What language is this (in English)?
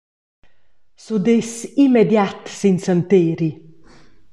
Romansh